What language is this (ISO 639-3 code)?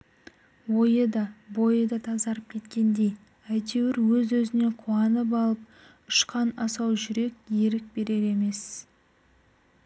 kaz